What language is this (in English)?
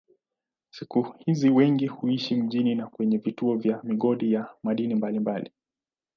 Swahili